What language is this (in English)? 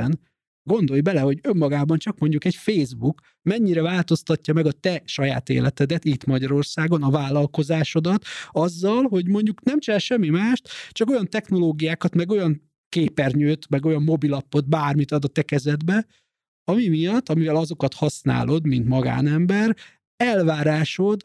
Hungarian